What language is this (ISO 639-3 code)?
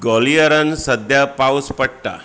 kok